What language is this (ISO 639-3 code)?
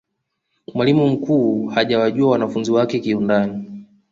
swa